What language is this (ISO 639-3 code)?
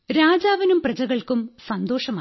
mal